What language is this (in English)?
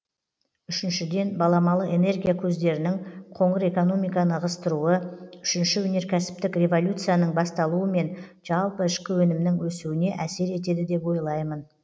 Kazakh